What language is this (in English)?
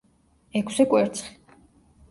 Georgian